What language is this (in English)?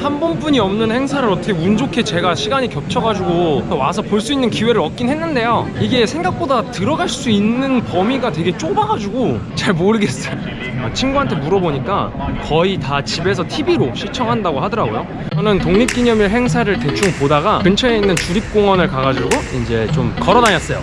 Korean